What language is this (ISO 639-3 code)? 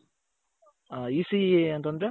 kan